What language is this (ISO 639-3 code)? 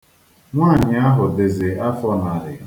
ibo